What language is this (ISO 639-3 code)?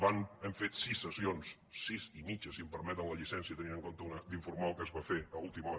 cat